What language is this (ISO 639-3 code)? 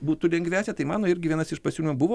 lit